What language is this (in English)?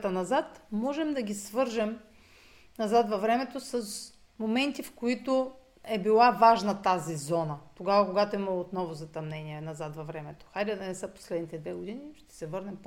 Bulgarian